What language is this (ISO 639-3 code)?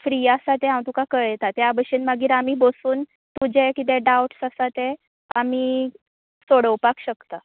kok